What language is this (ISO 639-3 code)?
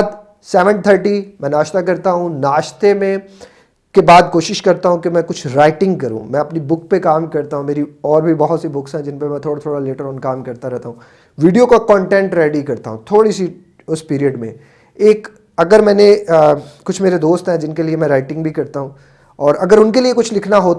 hin